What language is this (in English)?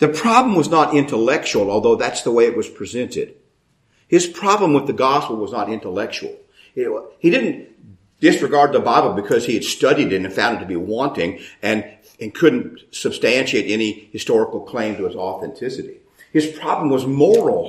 English